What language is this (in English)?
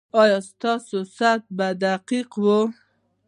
Pashto